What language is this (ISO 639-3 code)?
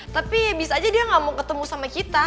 ind